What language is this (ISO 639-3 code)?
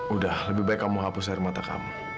ind